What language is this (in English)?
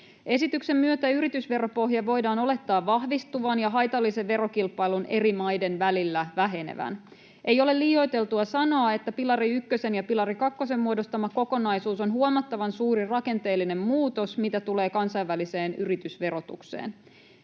Finnish